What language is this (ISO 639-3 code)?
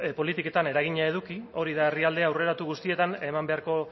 eus